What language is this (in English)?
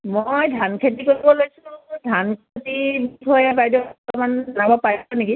Assamese